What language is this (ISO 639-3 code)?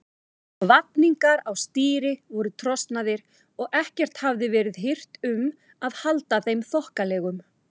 isl